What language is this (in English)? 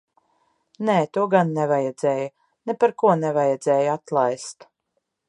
Latvian